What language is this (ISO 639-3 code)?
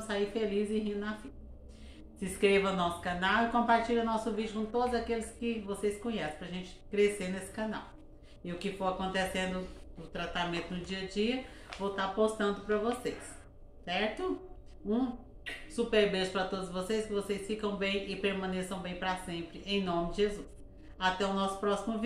por